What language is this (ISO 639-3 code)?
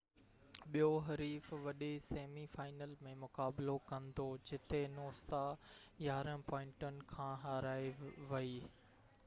snd